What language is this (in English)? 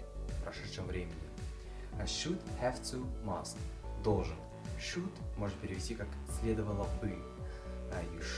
Russian